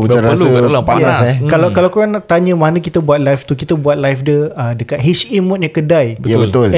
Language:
Malay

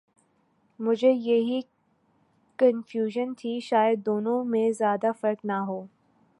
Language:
Urdu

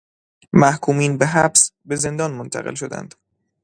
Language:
Persian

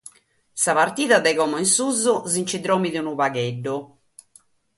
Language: Sardinian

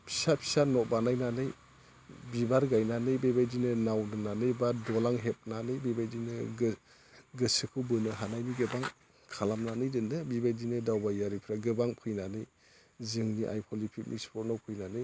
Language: Bodo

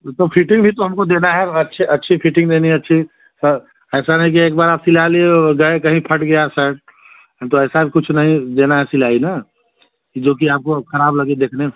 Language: Hindi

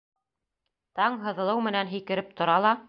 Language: Bashkir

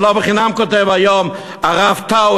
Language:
Hebrew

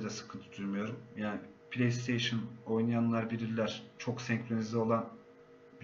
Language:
Turkish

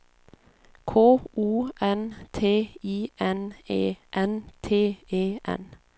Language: Swedish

